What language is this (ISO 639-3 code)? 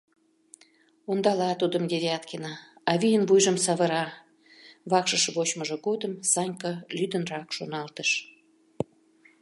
chm